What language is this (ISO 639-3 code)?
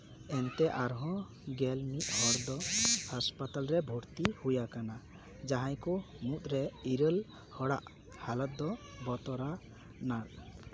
sat